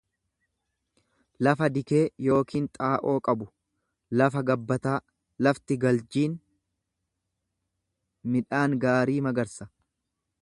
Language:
Oromo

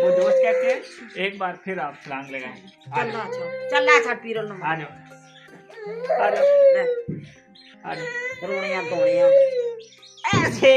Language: Hindi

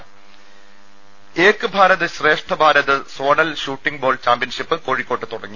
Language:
Malayalam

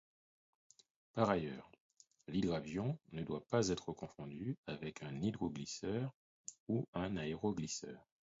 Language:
French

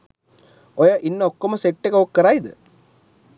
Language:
Sinhala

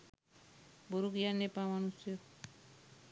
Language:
Sinhala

